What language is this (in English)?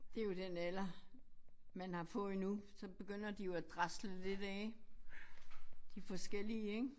Danish